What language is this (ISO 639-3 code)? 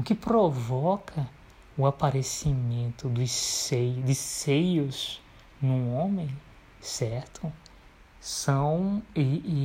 por